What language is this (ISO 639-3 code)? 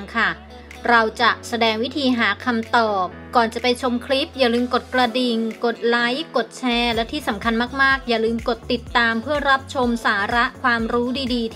tha